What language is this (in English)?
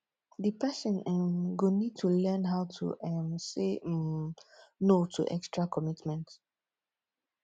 Nigerian Pidgin